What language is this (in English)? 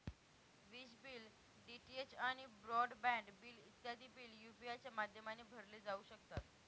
Marathi